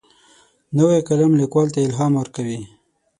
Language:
Pashto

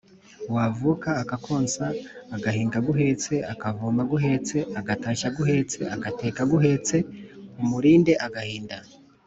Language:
Kinyarwanda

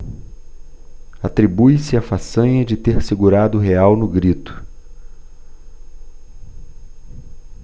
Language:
Portuguese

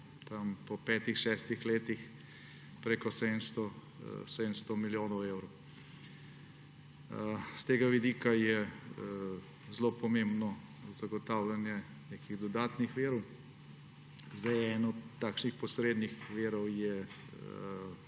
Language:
Slovenian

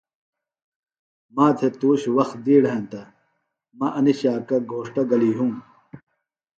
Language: Phalura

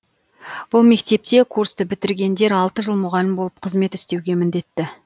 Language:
Kazakh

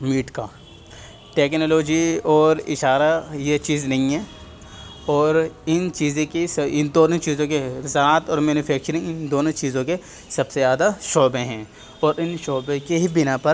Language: Urdu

